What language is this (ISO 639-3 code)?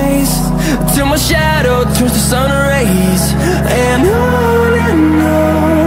eng